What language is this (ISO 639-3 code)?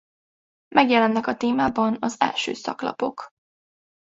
hun